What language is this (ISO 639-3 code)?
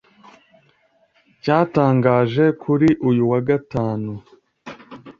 kin